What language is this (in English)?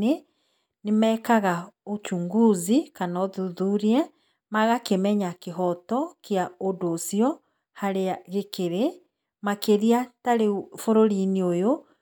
Kikuyu